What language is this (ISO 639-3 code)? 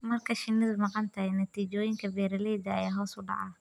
som